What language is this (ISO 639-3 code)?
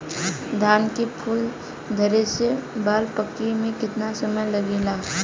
bho